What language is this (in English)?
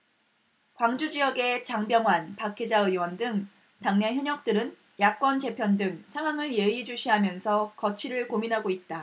Korean